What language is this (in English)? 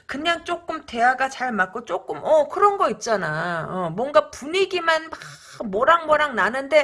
Korean